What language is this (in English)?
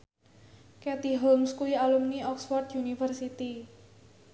Javanese